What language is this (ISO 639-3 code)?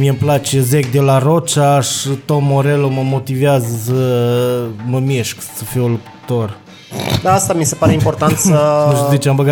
ron